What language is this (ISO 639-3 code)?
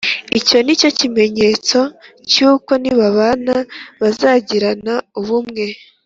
kin